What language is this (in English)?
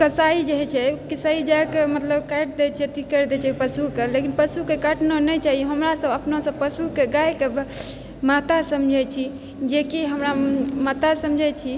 Maithili